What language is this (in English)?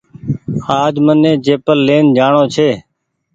Goaria